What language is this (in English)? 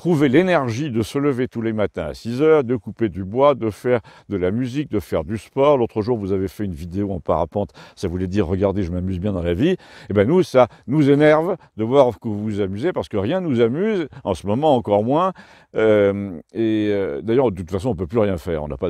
French